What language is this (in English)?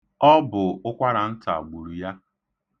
Igbo